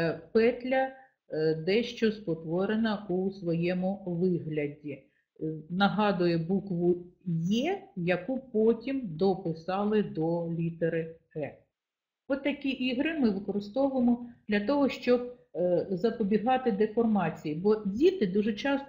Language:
Ukrainian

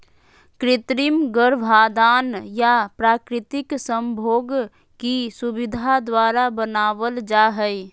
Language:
Magahi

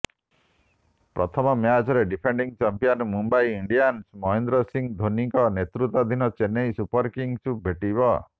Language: Odia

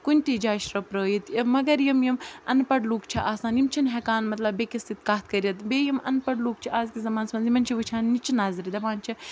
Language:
Kashmiri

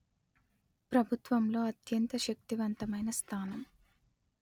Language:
Telugu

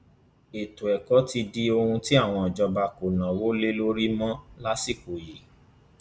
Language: Yoruba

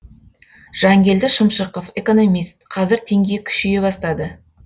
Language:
Kazakh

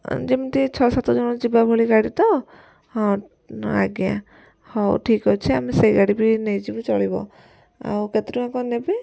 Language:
Odia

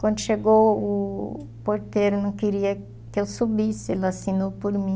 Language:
Portuguese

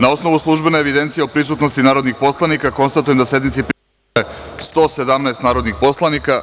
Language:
Serbian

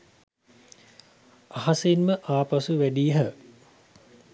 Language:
Sinhala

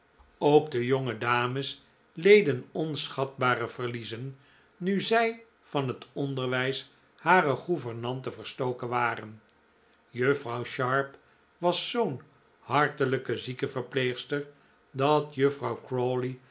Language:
Dutch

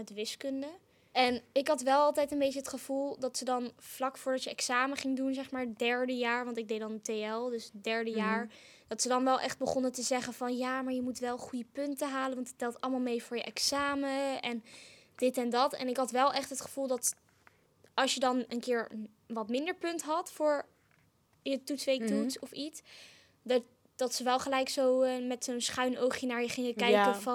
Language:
Dutch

